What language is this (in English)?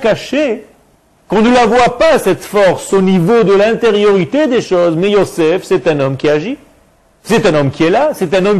French